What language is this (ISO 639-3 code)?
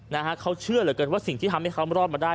tha